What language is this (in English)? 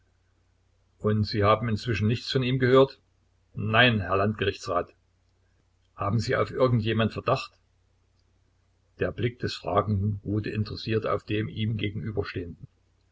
German